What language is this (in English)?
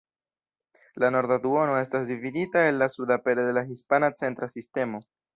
Esperanto